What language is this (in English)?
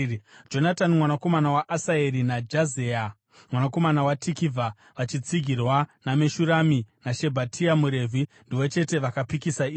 Shona